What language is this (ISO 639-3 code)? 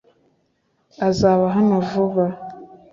kin